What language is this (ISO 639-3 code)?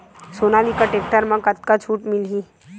hne